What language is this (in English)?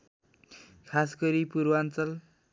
Nepali